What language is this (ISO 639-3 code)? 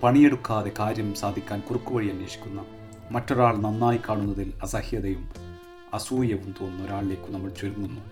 mal